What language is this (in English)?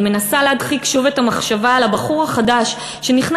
Hebrew